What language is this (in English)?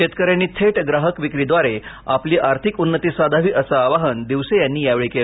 Marathi